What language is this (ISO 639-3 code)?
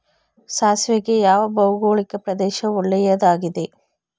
kan